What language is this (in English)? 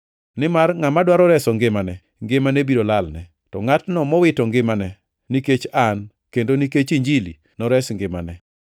Luo (Kenya and Tanzania)